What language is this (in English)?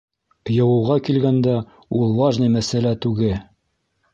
Bashkir